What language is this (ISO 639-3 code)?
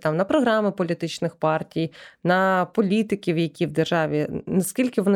ukr